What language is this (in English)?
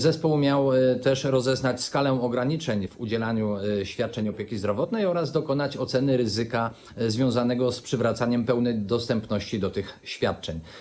Polish